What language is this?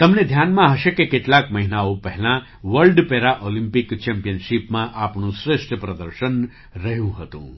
Gujarati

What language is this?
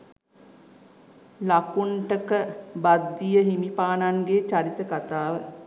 Sinhala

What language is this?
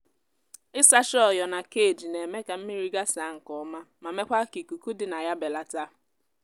Igbo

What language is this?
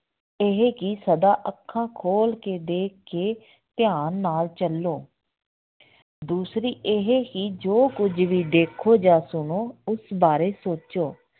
Punjabi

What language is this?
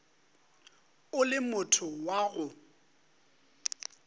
Northern Sotho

